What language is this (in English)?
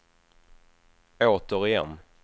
Swedish